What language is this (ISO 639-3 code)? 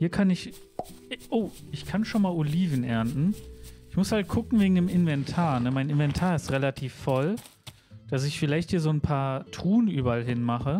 deu